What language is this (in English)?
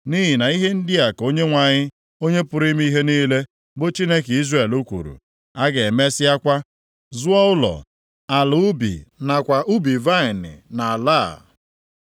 Igbo